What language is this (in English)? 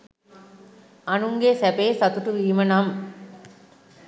Sinhala